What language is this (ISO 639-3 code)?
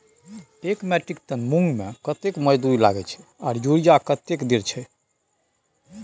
mai